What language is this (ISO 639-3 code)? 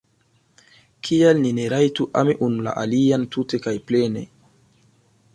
epo